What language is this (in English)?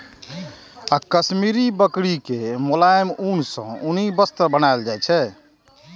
Maithili